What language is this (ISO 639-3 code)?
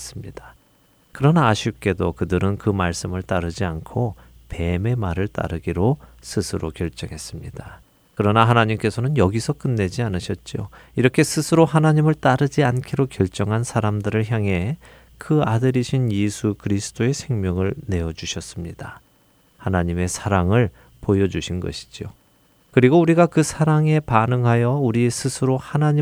kor